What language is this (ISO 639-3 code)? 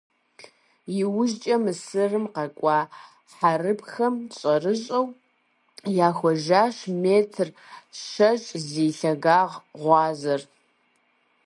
kbd